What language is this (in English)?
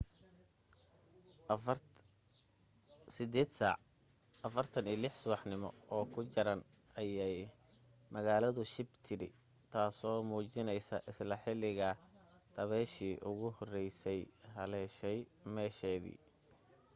Somali